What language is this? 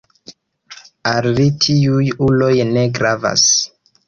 Esperanto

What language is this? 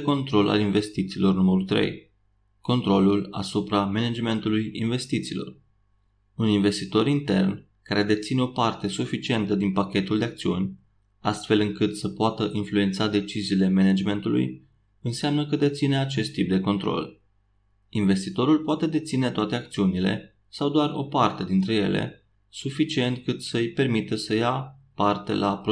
Romanian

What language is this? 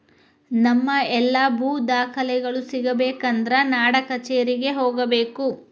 Kannada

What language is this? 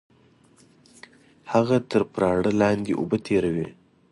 Pashto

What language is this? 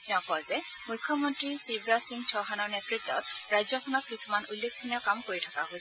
Assamese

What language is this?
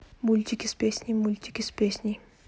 Russian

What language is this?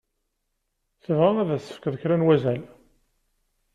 Kabyle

